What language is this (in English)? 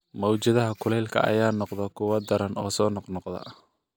Somali